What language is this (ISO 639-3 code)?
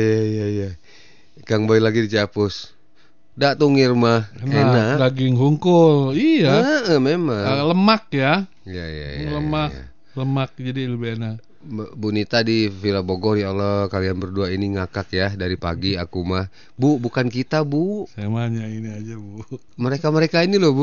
ind